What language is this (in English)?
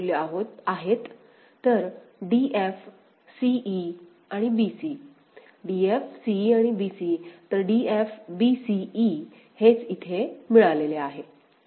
Marathi